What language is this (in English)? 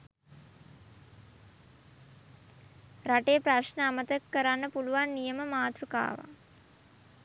Sinhala